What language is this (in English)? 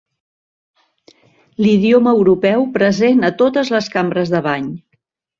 Catalan